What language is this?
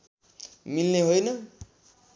Nepali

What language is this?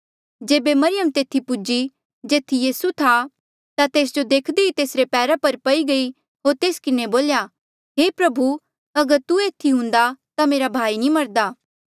Mandeali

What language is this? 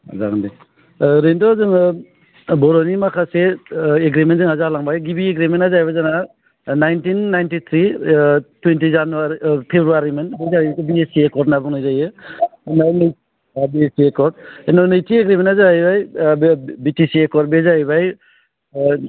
Bodo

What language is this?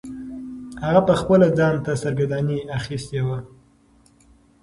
Pashto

